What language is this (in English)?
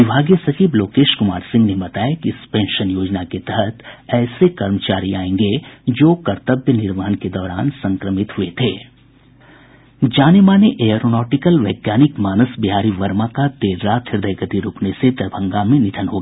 Hindi